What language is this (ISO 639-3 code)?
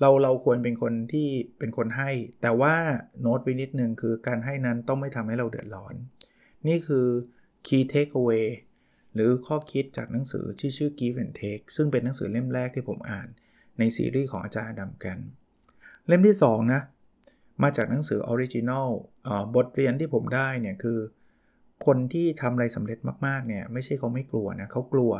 tha